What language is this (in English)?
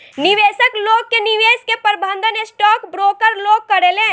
Bhojpuri